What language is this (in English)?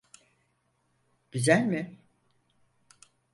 Turkish